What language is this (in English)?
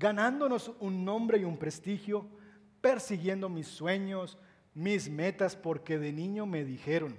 Spanish